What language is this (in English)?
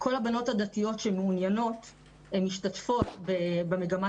Hebrew